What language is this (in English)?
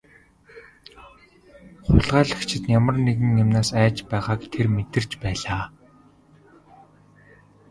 Mongolian